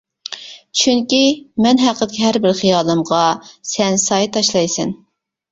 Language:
Uyghur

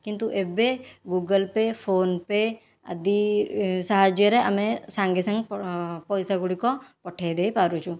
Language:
Odia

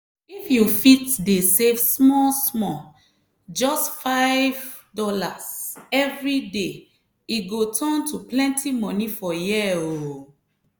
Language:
Nigerian Pidgin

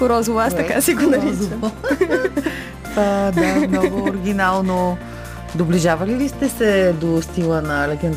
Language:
Bulgarian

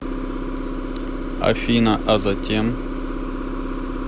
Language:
Russian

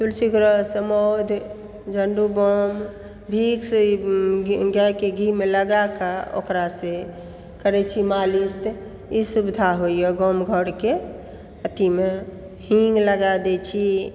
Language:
Maithili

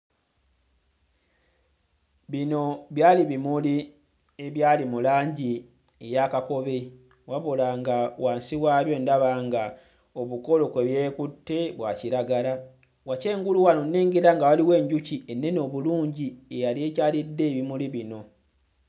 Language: Ganda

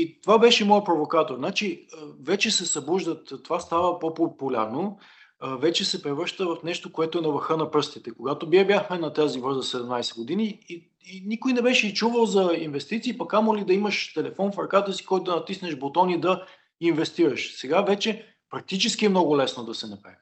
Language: Bulgarian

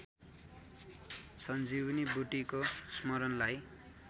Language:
Nepali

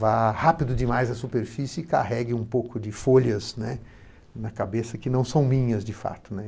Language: Portuguese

